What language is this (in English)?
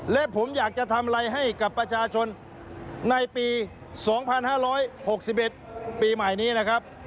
Thai